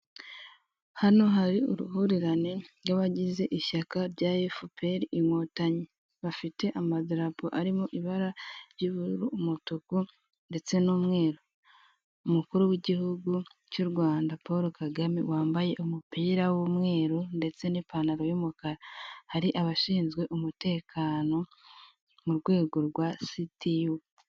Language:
Kinyarwanda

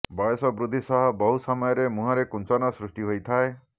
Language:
Odia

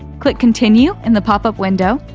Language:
English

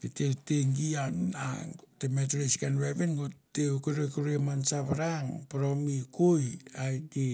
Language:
Mandara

